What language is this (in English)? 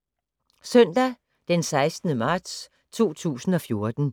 Danish